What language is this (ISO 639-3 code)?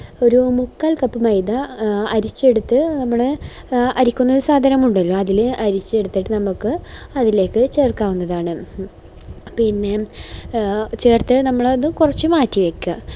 mal